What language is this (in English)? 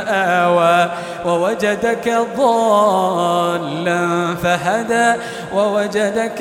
Arabic